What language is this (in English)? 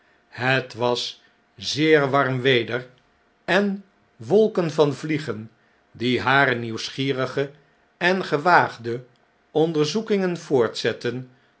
Dutch